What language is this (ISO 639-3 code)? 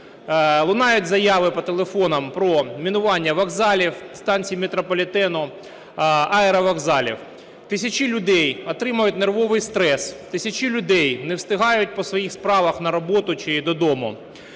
ukr